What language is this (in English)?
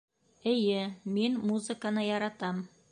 Bashkir